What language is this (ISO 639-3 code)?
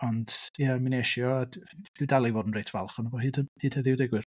cym